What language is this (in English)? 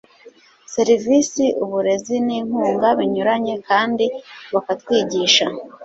Kinyarwanda